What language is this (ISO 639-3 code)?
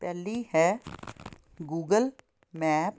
pan